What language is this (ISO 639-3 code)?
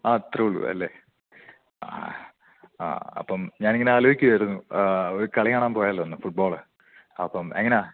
mal